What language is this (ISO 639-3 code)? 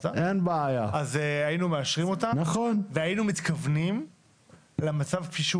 heb